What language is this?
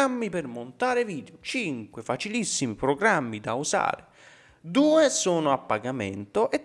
Italian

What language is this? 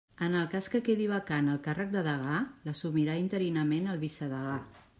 Catalan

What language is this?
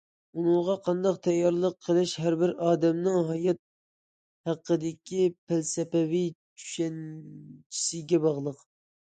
Uyghur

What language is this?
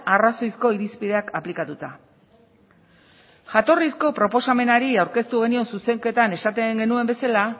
Basque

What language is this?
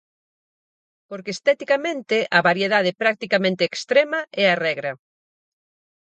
Galician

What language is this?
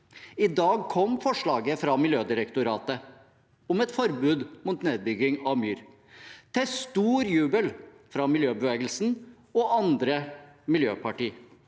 Norwegian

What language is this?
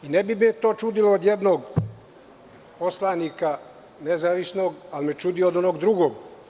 Serbian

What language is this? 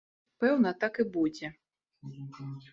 Belarusian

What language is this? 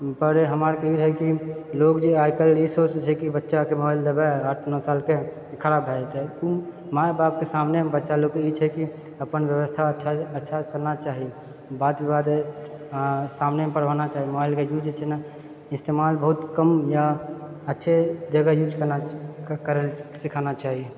Maithili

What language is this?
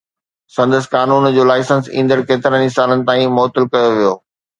Sindhi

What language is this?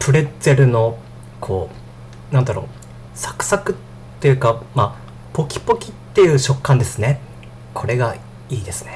Japanese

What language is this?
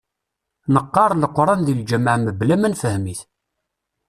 Kabyle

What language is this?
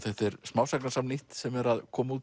Icelandic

